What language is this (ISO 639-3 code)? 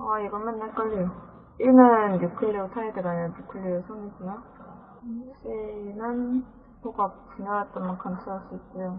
kor